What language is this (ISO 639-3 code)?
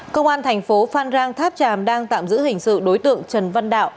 vie